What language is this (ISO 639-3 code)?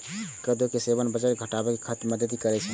mai